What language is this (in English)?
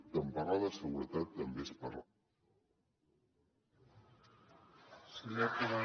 Catalan